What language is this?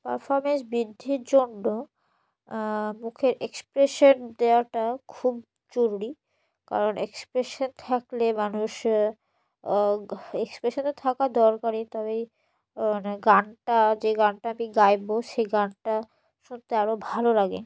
Bangla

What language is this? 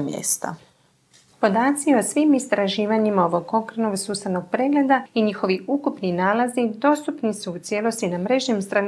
Croatian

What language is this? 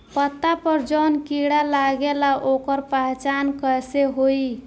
Bhojpuri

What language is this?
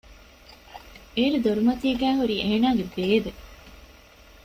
Divehi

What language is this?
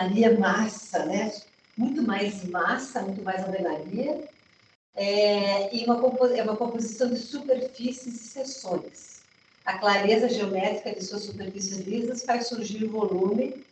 Portuguese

